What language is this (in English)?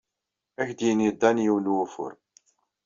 Kabyle